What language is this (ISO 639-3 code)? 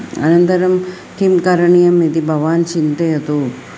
san